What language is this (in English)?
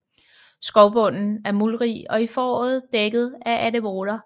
Danish